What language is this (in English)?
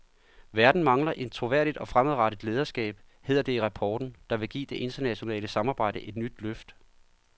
Danish